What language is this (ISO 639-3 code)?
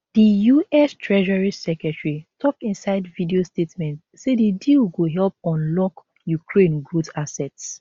pcm